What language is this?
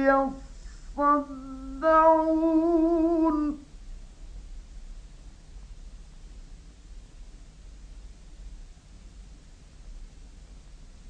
Arabic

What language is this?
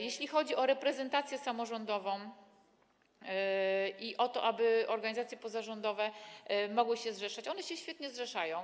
Polish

